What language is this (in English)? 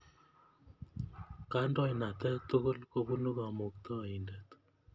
Kalenjin